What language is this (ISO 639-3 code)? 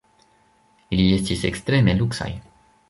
epo